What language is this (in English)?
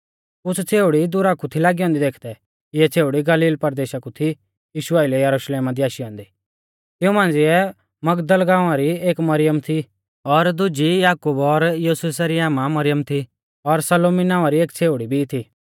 Mahasu Pahari